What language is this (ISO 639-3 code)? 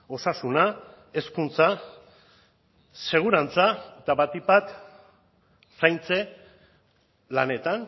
eus